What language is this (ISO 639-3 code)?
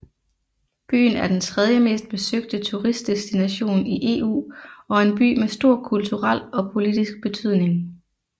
dan